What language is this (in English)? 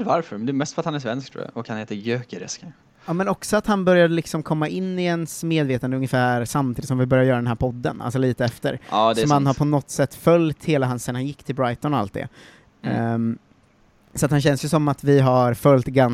Swedish